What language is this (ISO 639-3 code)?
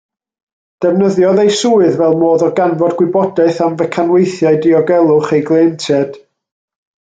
cym